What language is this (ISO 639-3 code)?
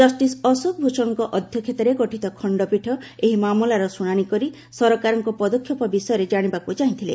ori